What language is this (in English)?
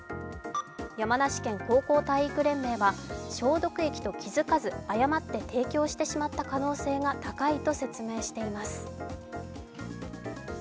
Japanese